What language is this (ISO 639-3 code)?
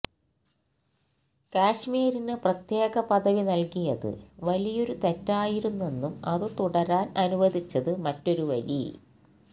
mal